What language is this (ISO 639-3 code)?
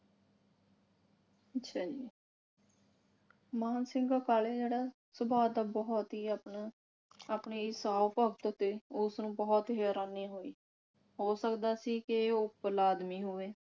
pan